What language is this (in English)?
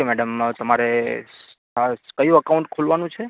Gujarati